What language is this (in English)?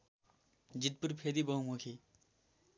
Nepali